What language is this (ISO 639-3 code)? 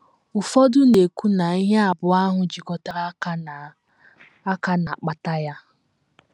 ibo